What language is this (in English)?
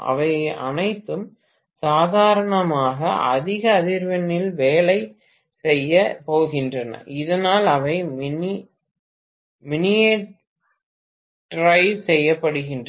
Tamil